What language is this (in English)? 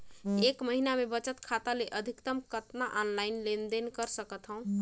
Chhattisgarhi